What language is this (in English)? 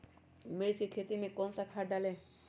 Magahi